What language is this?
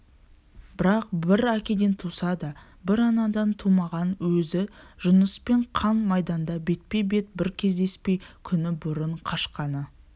Kazakh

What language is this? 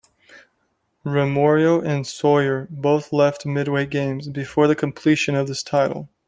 English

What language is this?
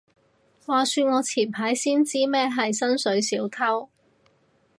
Cantonese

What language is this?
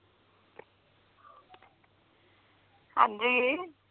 Punjabi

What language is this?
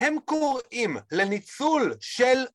Hebrew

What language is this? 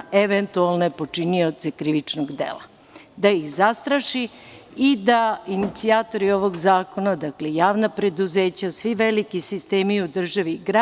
Serbian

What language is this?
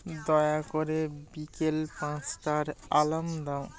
Bangla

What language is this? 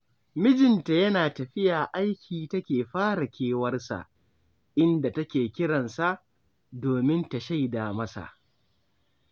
Hausa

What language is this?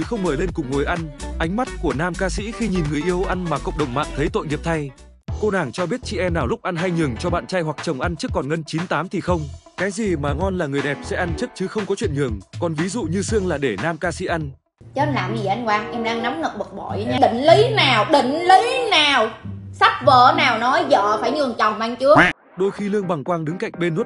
Vietnamese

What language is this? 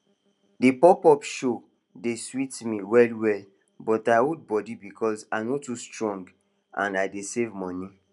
Nigerian Pidgin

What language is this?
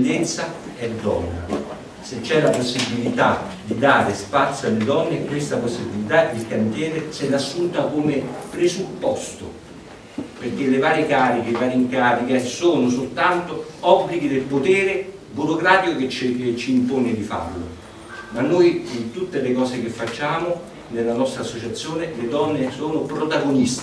Italian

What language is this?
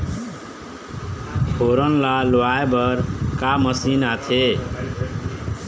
Chhattisgarhi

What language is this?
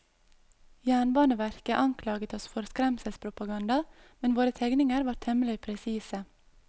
Norwegian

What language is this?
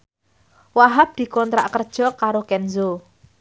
Javanese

